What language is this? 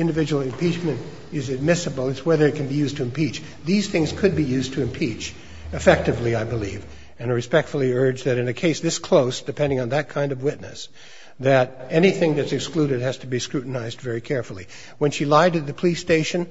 English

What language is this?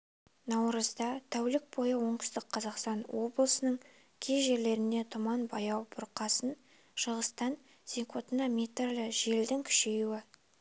Kazakh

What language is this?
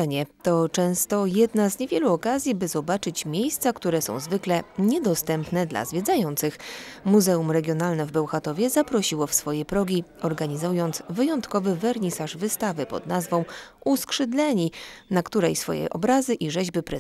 Polish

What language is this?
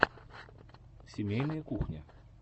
Russian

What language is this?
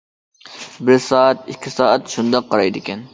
Uyghur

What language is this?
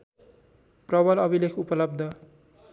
Nepali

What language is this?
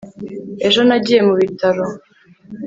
Kinyarwanda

